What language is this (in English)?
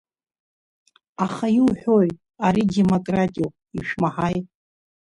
Abkhazian